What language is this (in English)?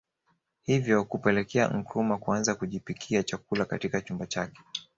Swahili